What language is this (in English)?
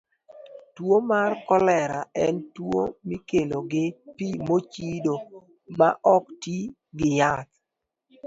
Luo (Kenya and Tanzania)